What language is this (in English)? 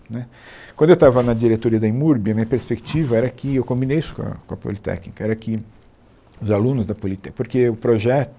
Portuguese